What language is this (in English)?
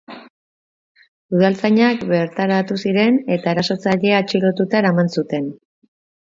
Basque